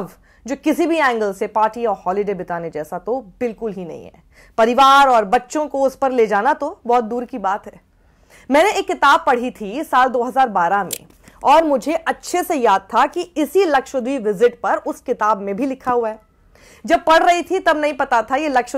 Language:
Hindi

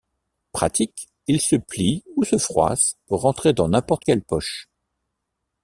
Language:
French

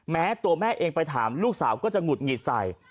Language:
Thai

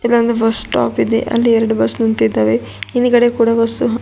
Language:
Kannada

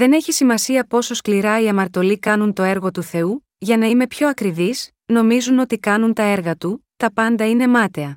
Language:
Greek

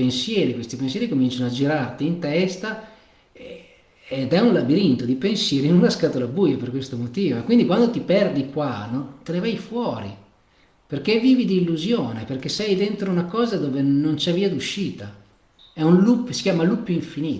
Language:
Italian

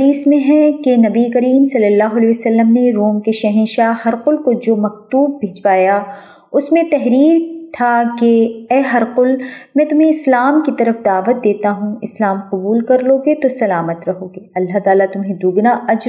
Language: Urdu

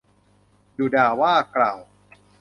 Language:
Thai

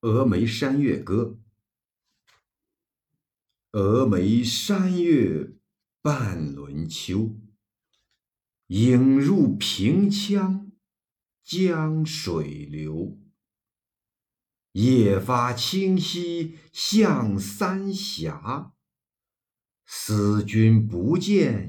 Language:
Chinese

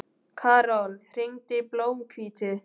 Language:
Icelandic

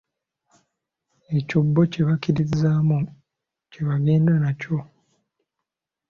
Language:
Ganda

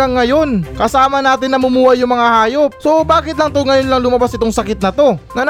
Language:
Filipino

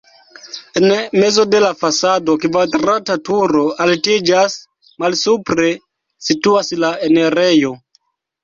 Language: Esperanto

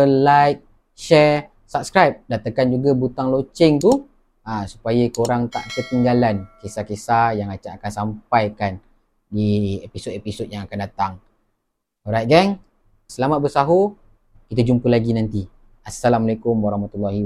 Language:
Malay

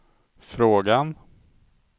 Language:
Swedish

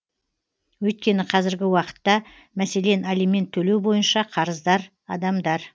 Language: Kazakh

